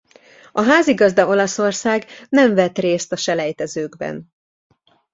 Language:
Hungarian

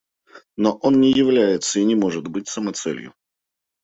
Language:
Russian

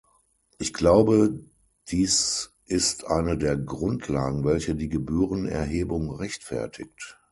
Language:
German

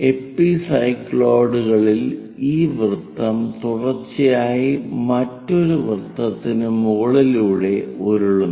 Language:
Malayalam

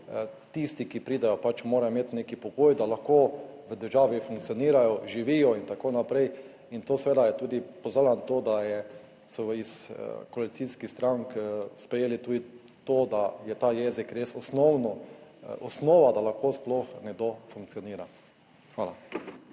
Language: Slovenian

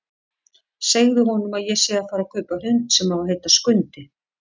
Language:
Icelandic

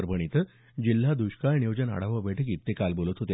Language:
Marathi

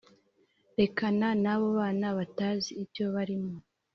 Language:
Kinyarwanda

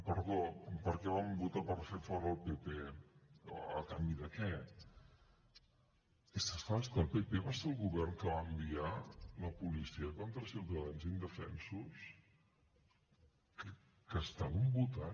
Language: Catalan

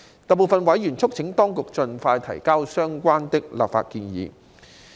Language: Cantonese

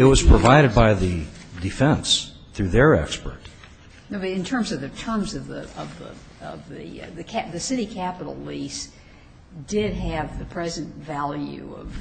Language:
English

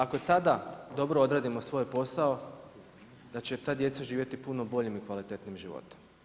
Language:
Croatian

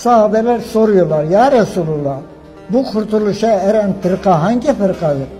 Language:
Turkish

